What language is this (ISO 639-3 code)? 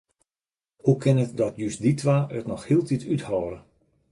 fry